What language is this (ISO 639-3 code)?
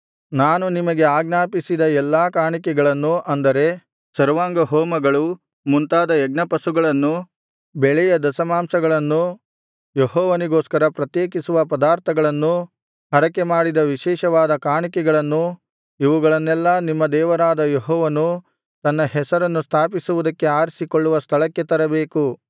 kan